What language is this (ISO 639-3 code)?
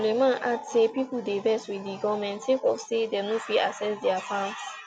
pcm